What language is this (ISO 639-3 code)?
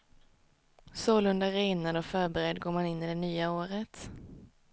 swe